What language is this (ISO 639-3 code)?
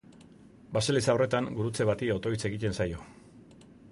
eus